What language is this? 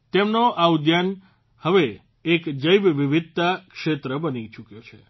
Gujarati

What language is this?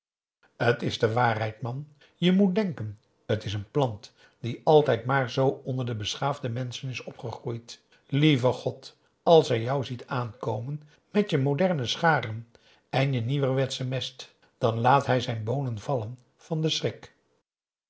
Dutch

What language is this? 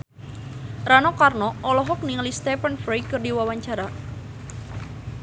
Sundanese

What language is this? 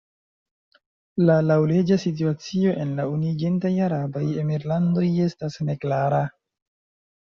Esperanto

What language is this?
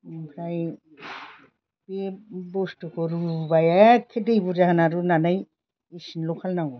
Bodo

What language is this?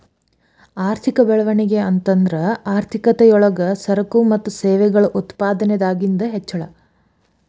Kannada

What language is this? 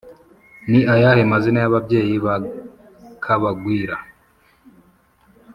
Kinyarwanda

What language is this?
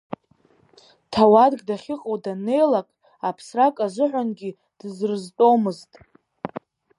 Abkhazian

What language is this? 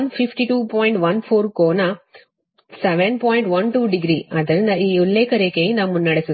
Kannada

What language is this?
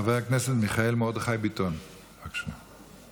Hebrew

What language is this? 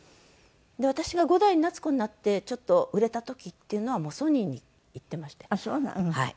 Japanese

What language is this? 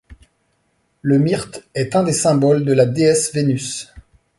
French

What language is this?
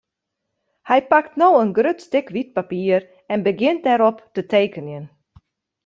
Western Frisian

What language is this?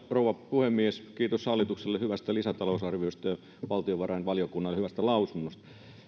Finnish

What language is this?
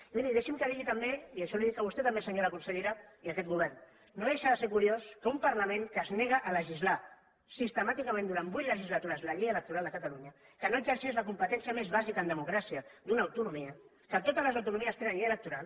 Catalan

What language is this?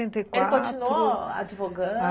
Portuguese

